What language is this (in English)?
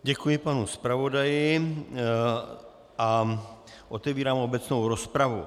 Czech